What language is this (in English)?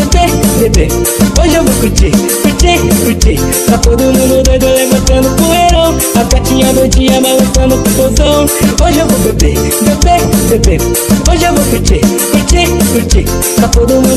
Indonesian